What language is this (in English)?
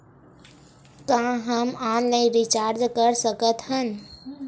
Chhattisgarhi